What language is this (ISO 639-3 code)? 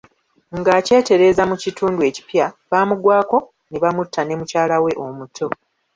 lug